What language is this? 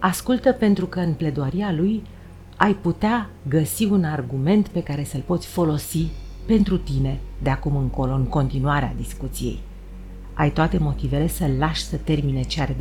Romanian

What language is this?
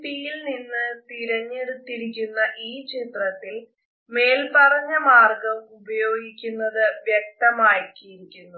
Malayalam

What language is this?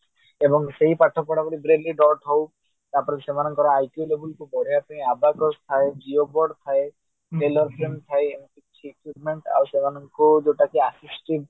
Odia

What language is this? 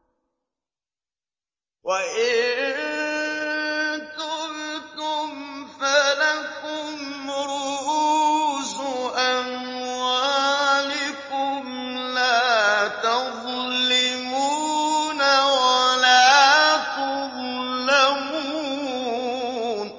Arabic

